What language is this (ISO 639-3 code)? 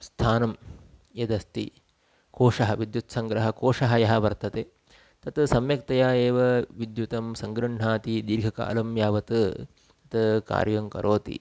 san